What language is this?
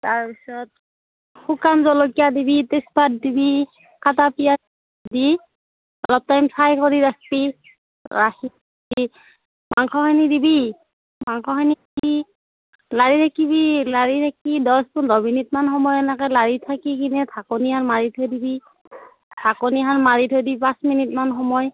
Assamese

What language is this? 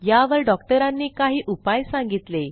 Marathi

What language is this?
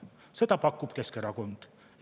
Estonian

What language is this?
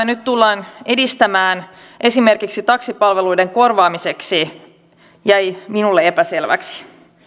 Finnish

